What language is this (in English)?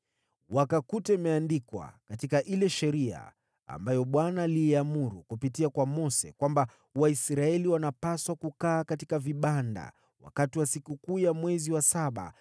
Swahili